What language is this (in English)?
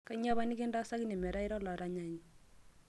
Masai